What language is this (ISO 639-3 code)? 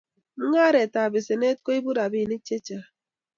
kln